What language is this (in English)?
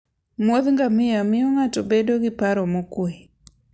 Luo (Kenya and Tanzania)